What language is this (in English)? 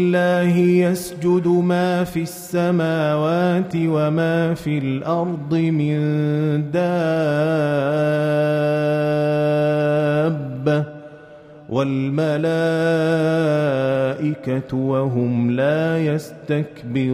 Arabic